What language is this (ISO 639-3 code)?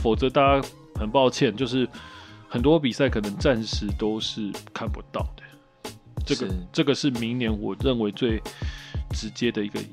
zho